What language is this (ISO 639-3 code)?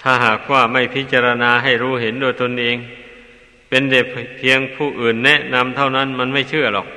tha